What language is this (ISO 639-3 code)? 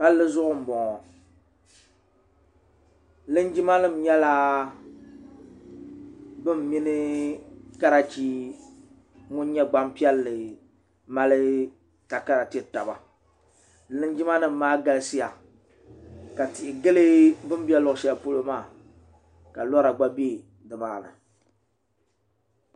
dag